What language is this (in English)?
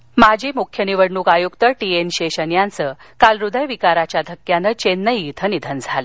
Marathi